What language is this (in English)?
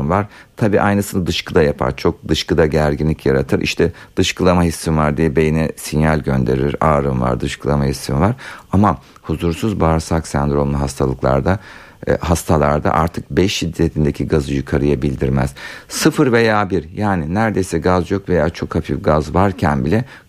Turkish